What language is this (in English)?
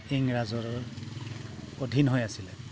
Assamese